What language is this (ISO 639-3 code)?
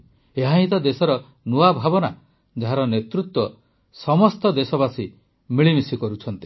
ori